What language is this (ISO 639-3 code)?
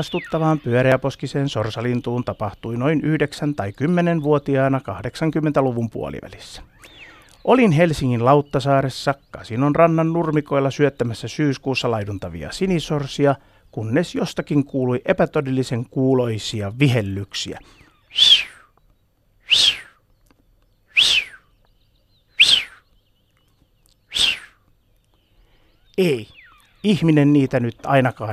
fin